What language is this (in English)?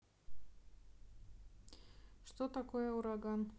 Russian